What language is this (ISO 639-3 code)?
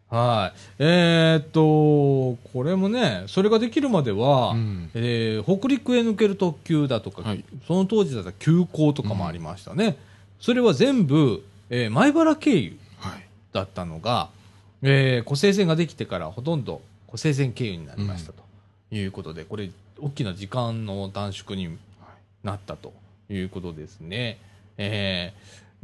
jpn